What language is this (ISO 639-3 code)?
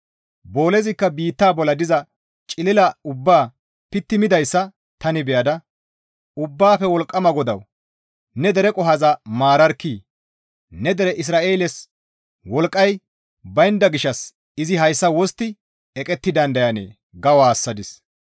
gmv